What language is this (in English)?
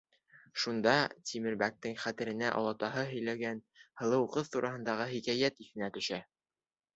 Bashkir